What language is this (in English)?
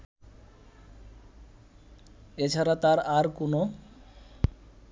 Bangla